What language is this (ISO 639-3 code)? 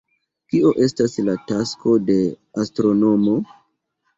epo